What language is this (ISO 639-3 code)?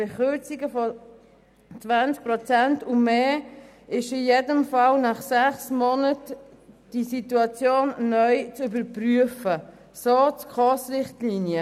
gsw